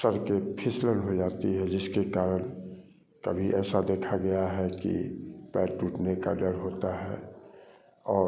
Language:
Hindi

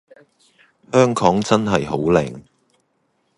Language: Cantonese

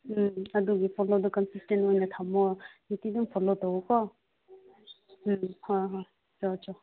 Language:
Manipuri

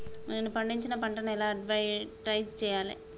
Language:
Telugu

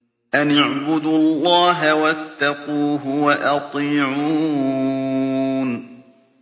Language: Arabic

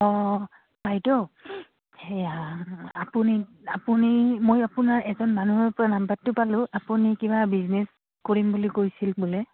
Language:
Assamese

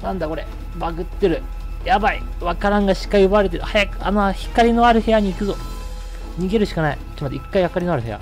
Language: Japanese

